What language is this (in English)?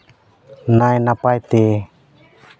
Santali